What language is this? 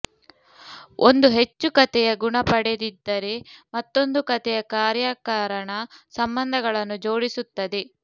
Kannada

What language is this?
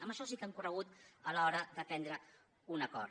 Catalan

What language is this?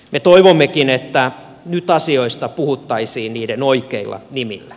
Finnish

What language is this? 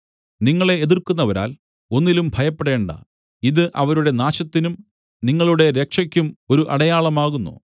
Malayalam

